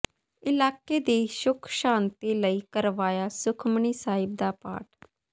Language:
Punjabi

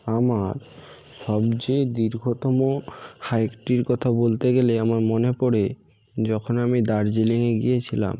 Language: Bangla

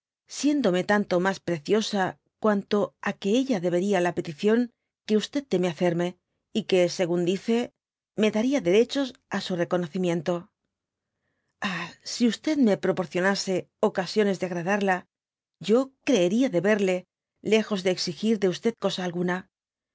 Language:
Spanish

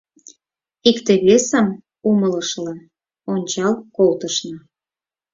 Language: Mari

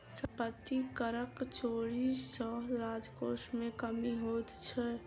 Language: Maithili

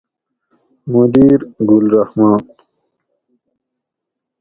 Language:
Gawri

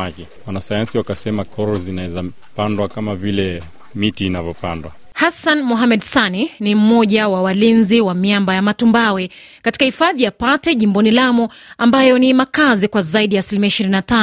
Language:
Swahili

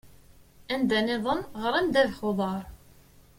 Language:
Kabyle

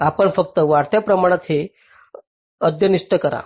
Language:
Marathi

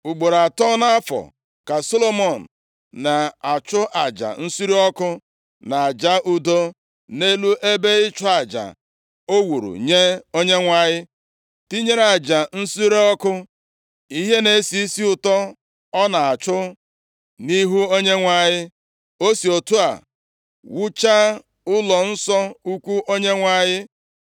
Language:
Igbo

